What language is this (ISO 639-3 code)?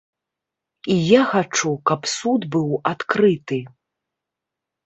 bel